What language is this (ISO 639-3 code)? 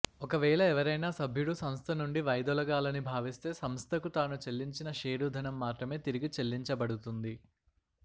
tel